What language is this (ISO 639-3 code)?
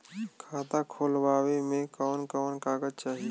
bho